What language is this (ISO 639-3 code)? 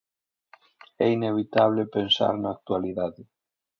glg